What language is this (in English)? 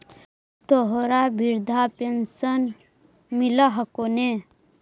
Magahi